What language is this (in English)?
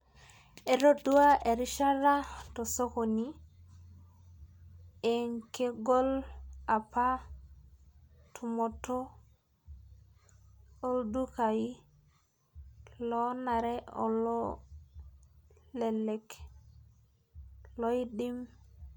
Masai